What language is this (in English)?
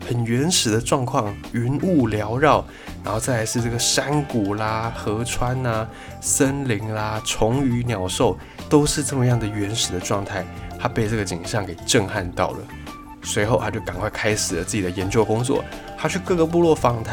Chinese